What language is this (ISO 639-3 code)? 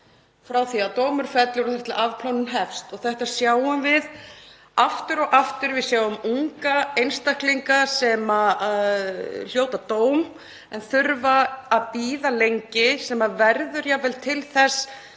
isl